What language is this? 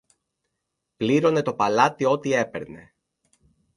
Greek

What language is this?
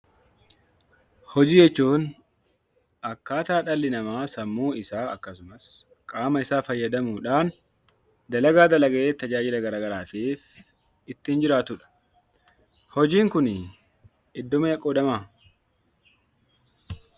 Oromo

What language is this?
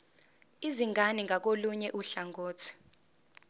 Zulu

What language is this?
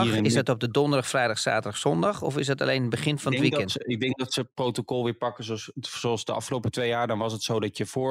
Dutch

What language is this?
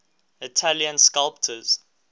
English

